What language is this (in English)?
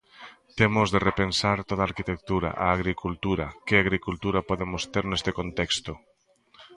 Galician